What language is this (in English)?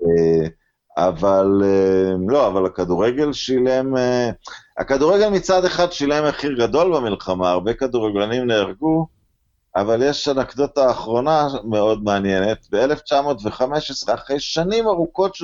Hebrew